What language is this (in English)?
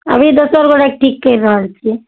Maithili